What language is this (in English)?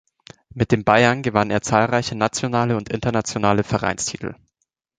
German